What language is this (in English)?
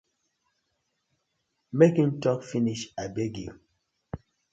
Nigerian Pidgin